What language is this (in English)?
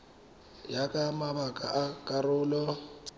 Tswana